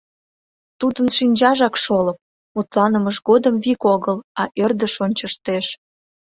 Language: Mari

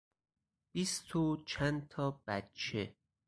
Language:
Persian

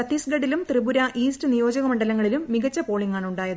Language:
Malayalam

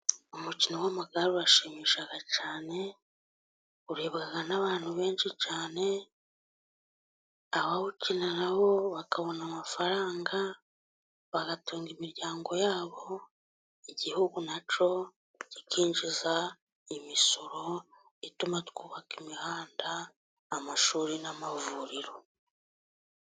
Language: Kinyarwanda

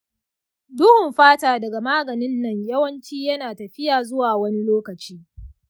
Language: Hausa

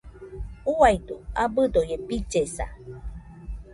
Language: Nüpode Huitoto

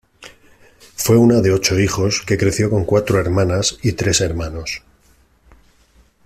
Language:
Spanish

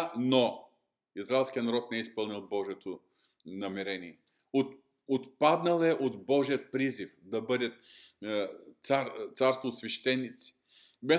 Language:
Bulgarian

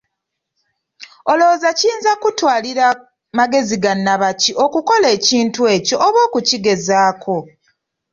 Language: Ganda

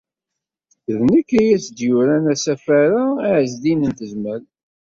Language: Kabyle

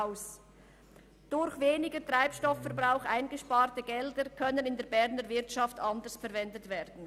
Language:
Swiss German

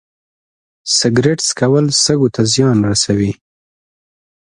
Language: Pashto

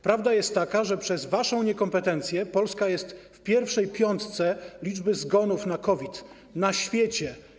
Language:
Polish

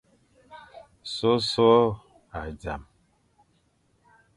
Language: Fang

